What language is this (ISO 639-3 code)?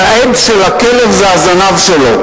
heb